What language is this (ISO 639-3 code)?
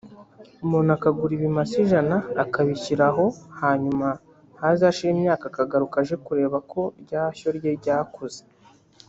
kin